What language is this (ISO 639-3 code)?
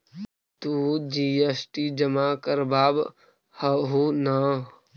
mag